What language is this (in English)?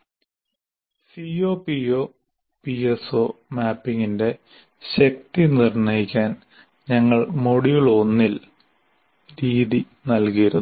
Malayalam